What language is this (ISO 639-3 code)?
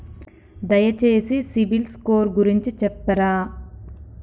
tel